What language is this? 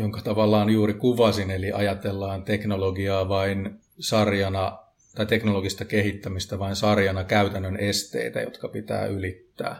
Finnish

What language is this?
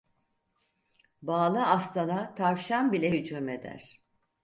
Turkish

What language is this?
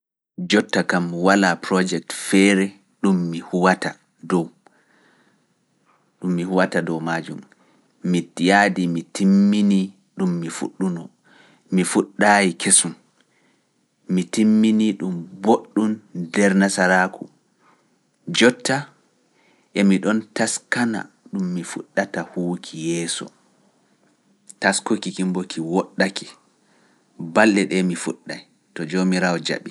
Fula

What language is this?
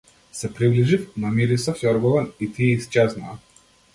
Macedonian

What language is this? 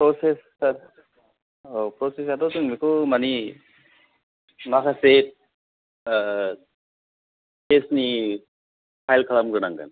Bodo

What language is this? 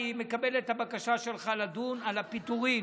Hebrew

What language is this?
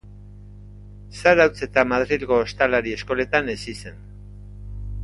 Basque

